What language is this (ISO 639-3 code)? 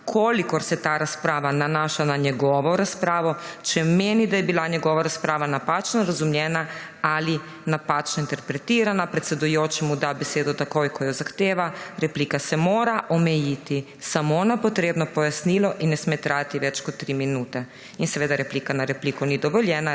slv